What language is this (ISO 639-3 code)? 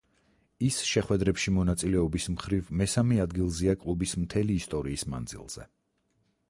kat